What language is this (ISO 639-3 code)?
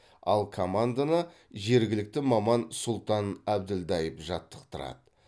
kaz